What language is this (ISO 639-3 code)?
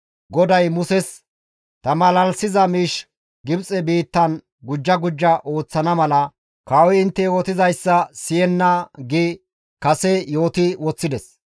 gmv